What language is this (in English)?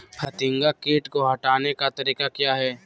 Magahi